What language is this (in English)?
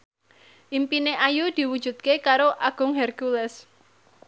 Javanese